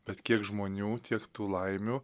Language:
Lithuanian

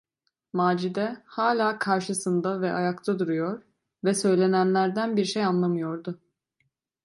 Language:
Turkish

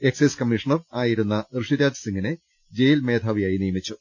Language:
Malayalam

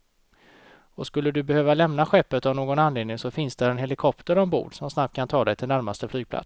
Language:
Swedish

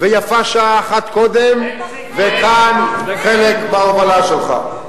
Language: Hebrew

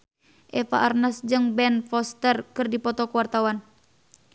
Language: Sundanese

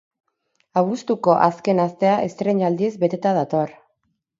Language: Basque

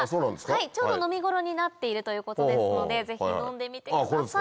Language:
Japanese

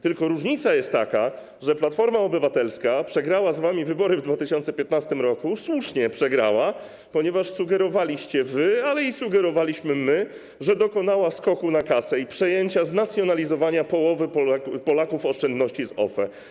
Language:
Polish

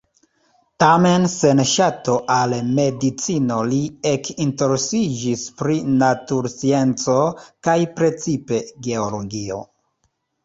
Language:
Esperanto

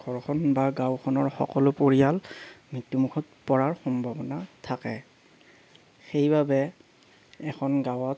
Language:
Assamese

